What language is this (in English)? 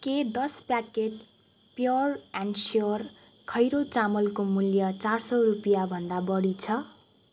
Nepali